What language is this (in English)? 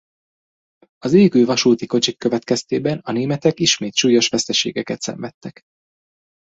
Hungarian